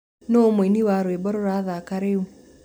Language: Kikuyu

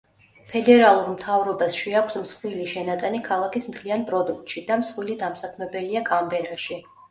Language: Georgian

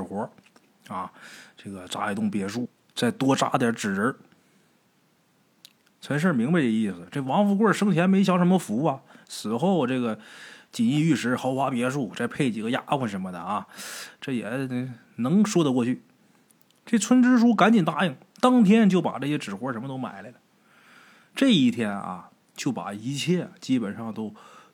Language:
Chinese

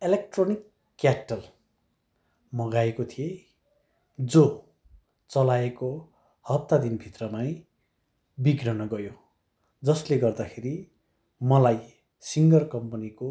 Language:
Nepali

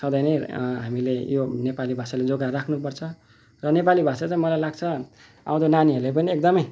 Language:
Nepali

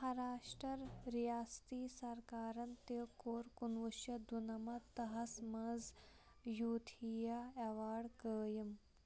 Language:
Kashmiri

